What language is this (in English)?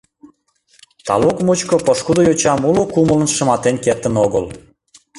Mari